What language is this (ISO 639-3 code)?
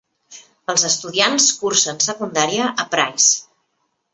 cat